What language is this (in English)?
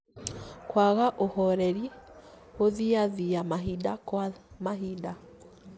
Kikuyu